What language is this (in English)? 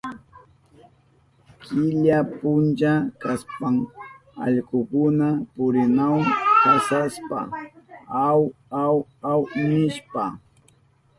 Southern Pastaza Quechua